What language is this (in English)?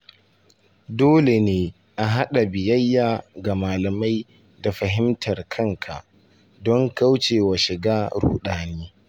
Hausa